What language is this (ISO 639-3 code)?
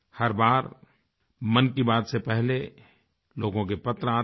hin